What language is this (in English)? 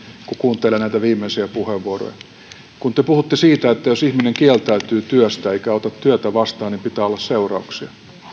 Finnish